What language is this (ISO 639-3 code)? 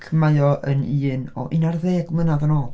cym